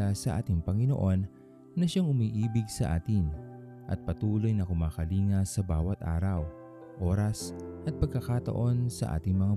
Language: Filipino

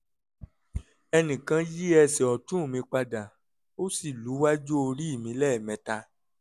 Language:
Yoruba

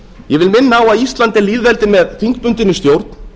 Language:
Icelandic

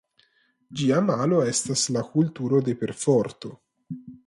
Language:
Esperanto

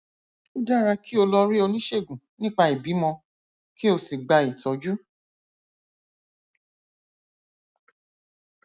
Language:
Yoruba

